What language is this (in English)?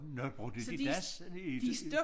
Danish